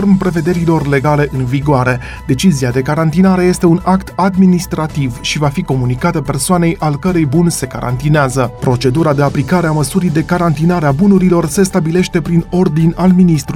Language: Romanian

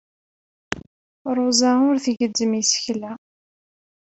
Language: Kabyle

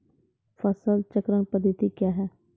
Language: Maithili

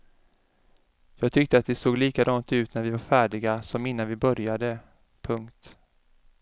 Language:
Swedish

